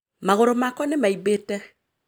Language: Kikuyu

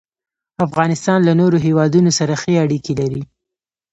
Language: Pashto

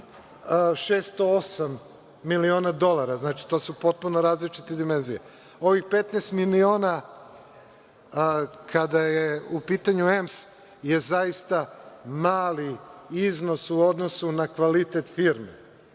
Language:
Serbian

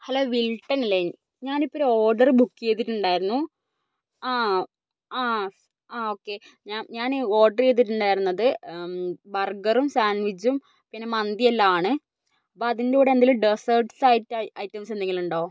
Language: Malayalam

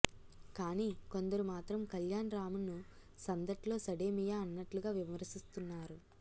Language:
Telugu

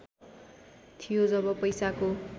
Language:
Nepali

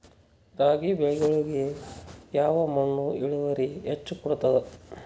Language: Kannada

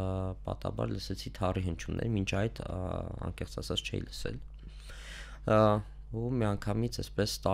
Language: Romanian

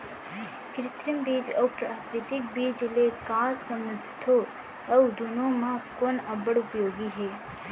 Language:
Chhattisgarhi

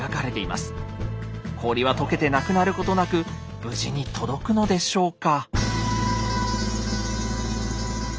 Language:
Japanese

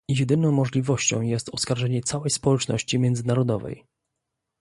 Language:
Polish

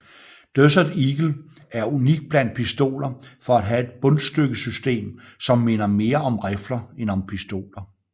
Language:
Danish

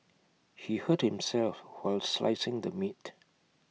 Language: English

